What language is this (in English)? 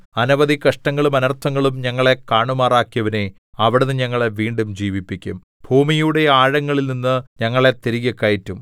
Malayalam